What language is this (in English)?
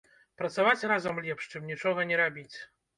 Belarusian